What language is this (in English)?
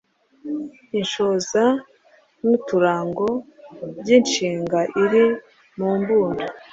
Kinyarwanda